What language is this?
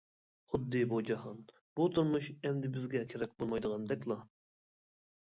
Uyghur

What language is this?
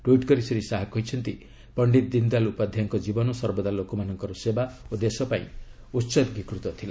Odia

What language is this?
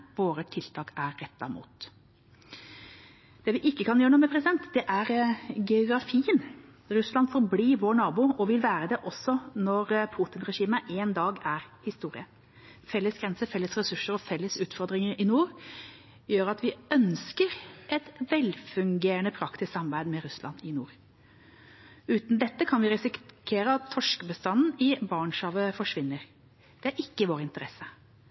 Norwegian Bokmål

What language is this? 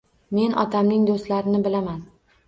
Uzbek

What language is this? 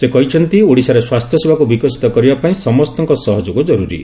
Odia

